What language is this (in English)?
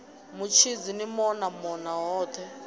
Venda